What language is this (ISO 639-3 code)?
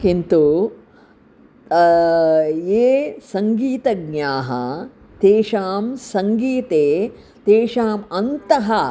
san